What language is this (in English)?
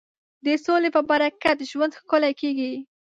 Pashto